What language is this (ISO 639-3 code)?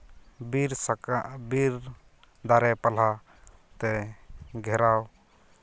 sat